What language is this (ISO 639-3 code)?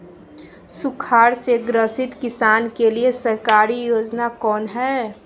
mag